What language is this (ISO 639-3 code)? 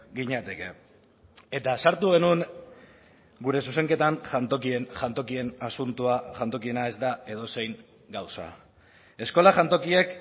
eus